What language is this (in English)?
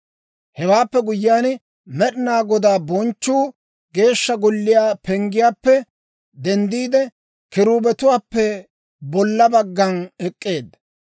Dawro